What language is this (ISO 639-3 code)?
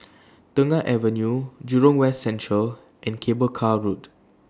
eng